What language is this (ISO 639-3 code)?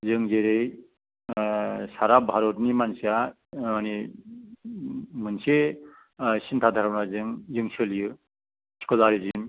brx